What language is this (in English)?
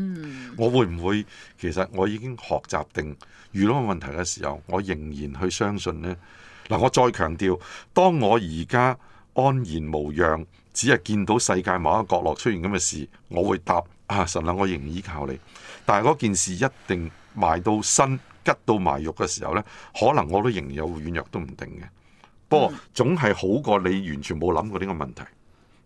Chinese